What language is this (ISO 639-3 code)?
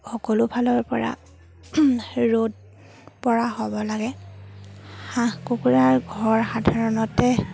asm